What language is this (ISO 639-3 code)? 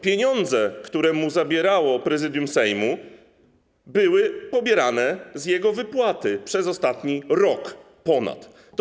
pol